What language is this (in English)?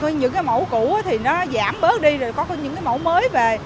Vietnamese